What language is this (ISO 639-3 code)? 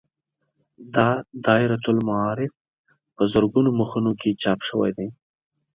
pus